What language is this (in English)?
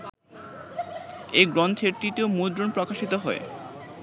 Bangla